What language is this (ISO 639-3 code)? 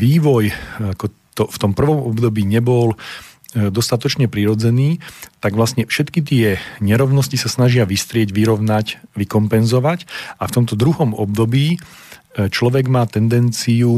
slk